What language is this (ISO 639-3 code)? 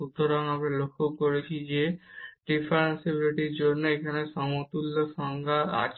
ben